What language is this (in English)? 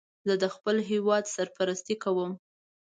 Pashto